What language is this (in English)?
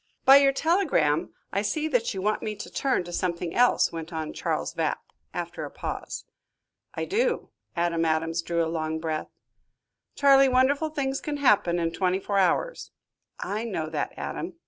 English